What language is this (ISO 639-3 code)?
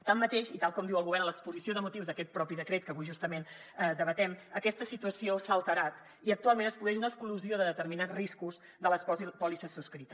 cat